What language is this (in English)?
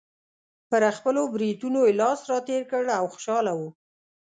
Pashto